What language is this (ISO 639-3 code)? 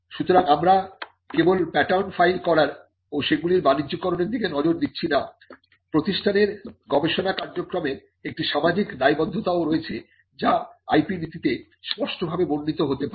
ben